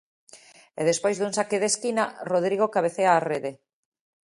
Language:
Galician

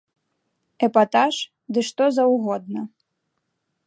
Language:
Belarusian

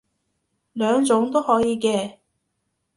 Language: Cantonese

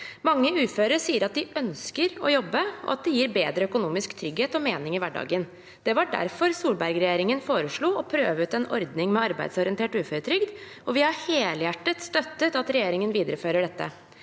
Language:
Norwegian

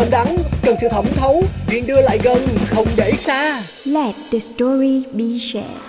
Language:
Vietnamese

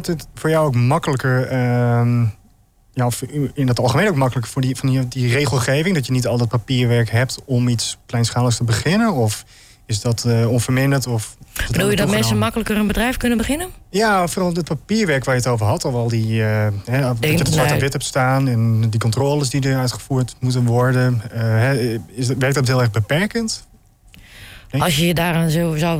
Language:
Dutch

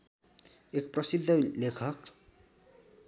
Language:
Nepali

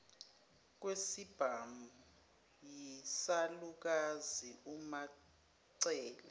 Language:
Zulu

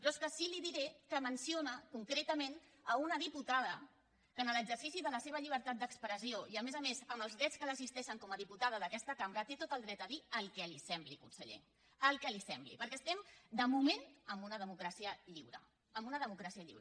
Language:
Catalan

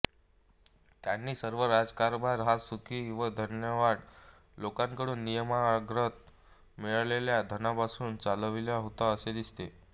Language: Marathi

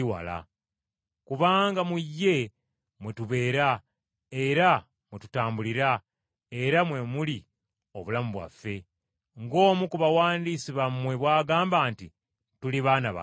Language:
Ganda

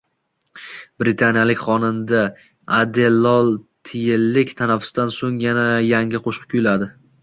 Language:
Uzbek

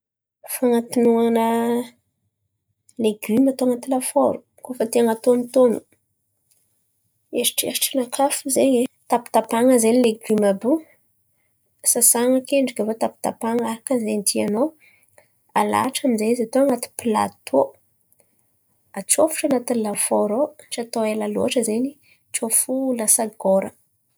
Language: Antankarana Malagasy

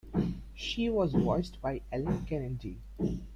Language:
English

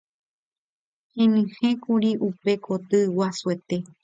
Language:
Guarani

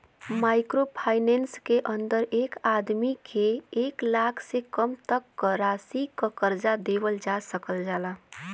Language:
Bhojpuri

